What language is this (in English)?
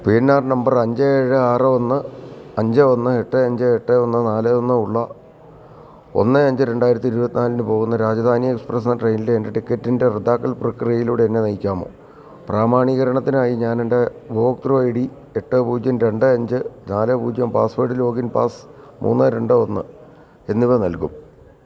Malayalam